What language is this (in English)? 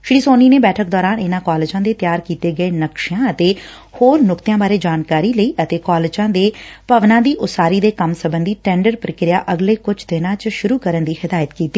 Punjabi